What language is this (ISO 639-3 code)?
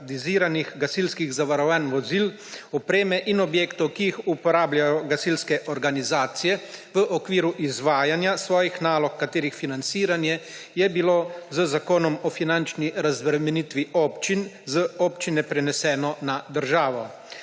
slv